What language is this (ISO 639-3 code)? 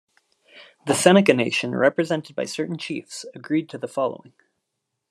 eng